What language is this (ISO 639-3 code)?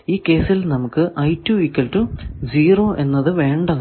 mal